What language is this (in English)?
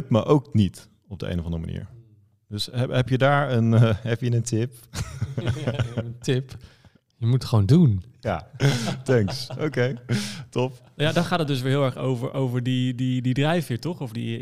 Dutch